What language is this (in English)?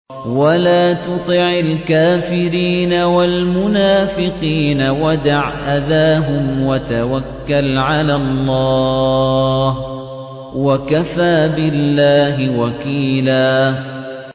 Arabic